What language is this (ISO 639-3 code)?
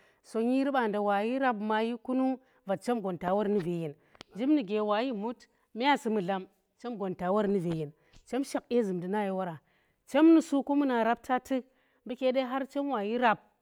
ttr